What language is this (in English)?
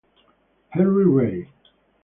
Italian